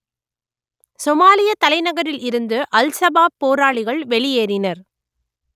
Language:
Tamil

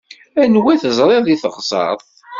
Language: Kabyle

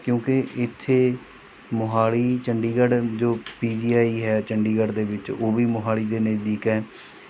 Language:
Punjabi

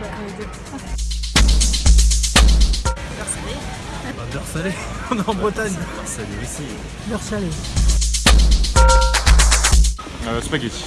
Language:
French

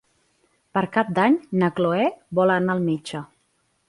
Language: Catalan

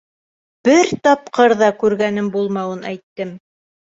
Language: Bashkir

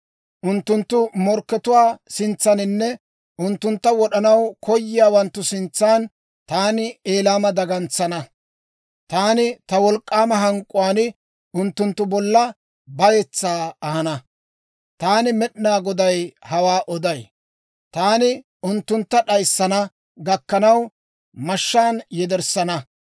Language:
Dawro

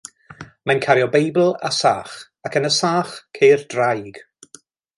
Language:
Welsh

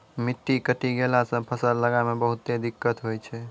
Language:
Maithili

